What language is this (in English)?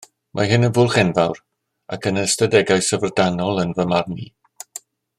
Welsh